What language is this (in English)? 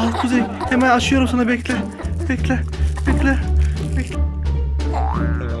Turkish